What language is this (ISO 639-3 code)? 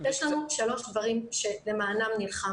heb